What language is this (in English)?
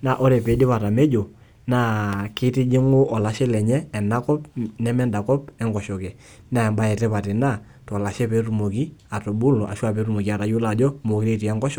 Masai